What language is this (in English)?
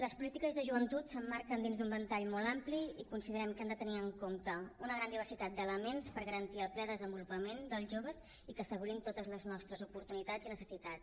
Catalan